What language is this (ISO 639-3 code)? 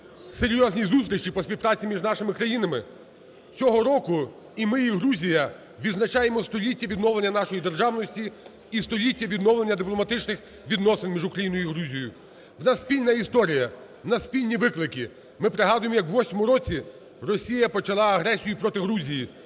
ukr